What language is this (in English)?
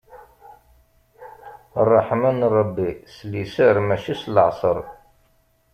Kabyle